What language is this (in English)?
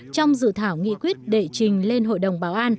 Vietnamese